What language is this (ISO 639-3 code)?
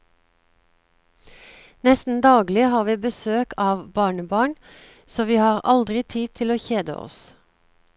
nor